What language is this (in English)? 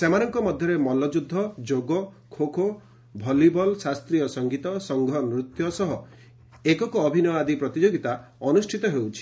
Odia